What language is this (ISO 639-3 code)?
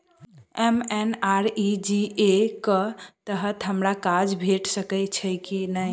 mai